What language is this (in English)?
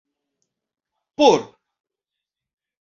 Esperanto